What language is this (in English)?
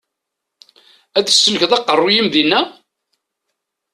Kabyle